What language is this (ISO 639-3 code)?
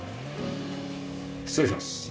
jpn